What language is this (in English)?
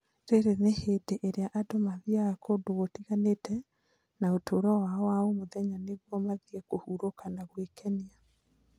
Kikuyu